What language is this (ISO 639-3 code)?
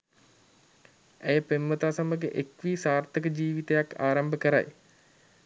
sin